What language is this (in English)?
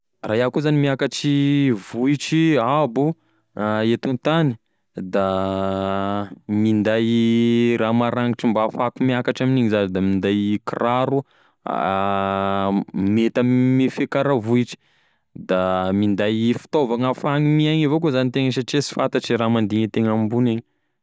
Tesaka Malagasy